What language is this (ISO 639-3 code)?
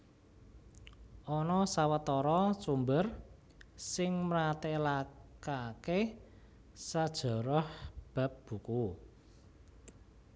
jav